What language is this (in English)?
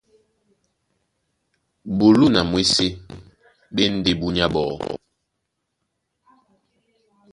Duala